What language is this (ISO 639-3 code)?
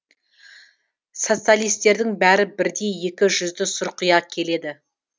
kaz